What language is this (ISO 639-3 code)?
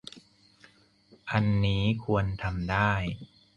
tha